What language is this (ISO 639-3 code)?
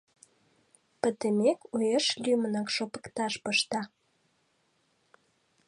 chm